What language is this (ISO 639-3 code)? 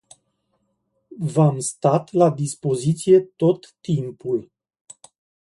ron